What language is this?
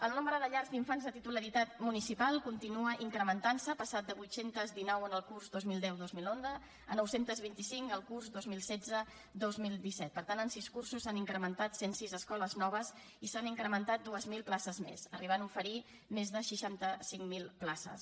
Catalan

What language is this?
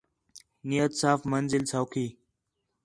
Khetrani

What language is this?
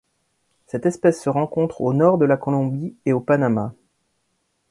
French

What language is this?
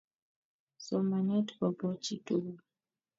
Kalenjin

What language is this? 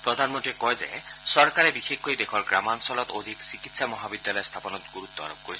Assamese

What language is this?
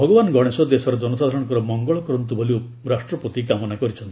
Odia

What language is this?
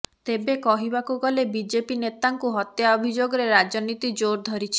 Odia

